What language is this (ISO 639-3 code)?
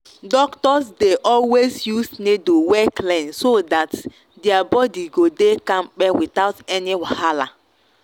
pcm